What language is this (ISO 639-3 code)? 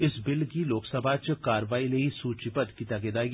doi